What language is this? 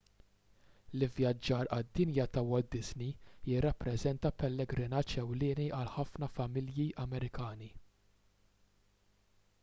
Maltese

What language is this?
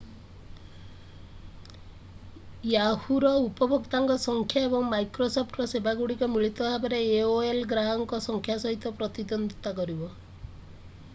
Odia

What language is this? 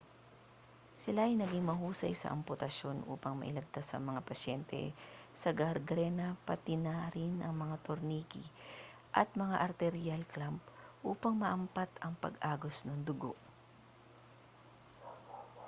Filipino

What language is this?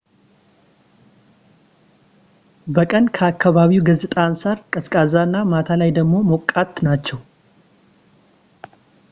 Amharic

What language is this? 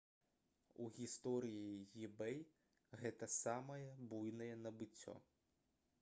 Belarusian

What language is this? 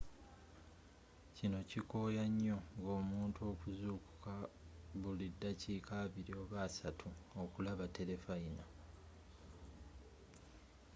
Ganda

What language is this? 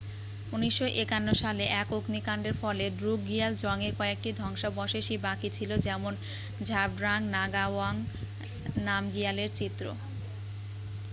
Bangla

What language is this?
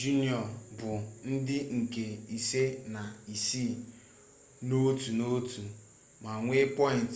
Igbo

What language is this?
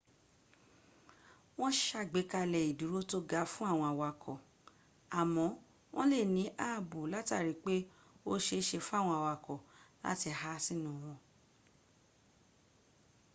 Yoruba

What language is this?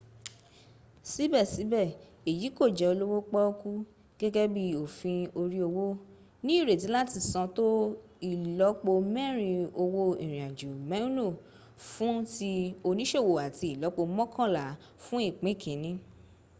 Yoruba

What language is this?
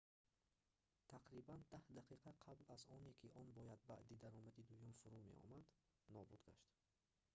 Tajik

